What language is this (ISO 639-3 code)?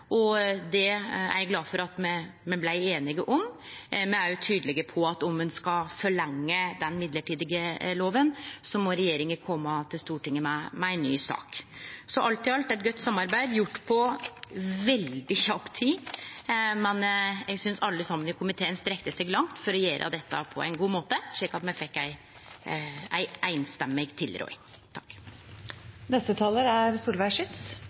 nor